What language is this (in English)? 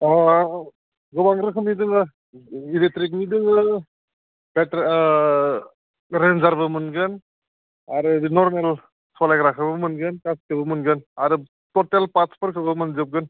Bodo